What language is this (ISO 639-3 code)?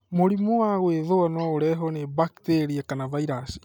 kik